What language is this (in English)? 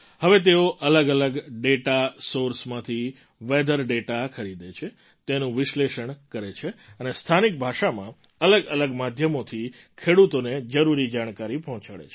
Gujarati